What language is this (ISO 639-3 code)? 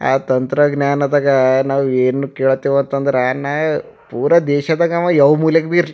kan